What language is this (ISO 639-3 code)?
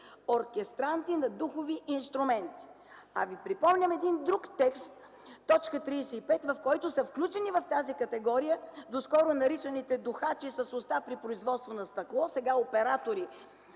bul